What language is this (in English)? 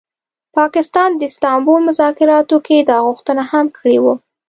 Pashto